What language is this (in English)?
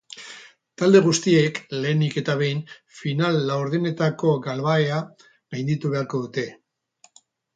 Basque